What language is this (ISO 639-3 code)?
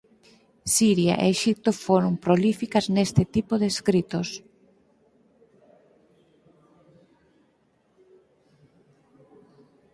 glg